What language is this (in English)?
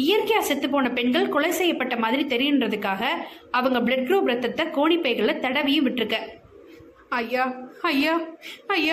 Tamil